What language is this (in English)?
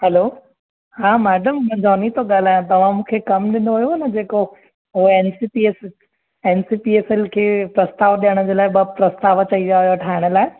Sindhi